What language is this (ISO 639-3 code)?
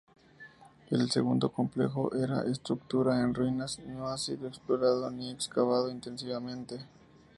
spa